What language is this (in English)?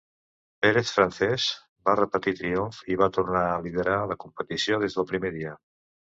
Catalan